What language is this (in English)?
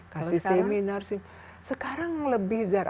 Indonesian